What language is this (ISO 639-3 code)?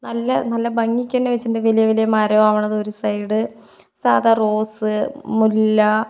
mal